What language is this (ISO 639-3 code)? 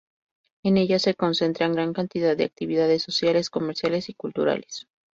spa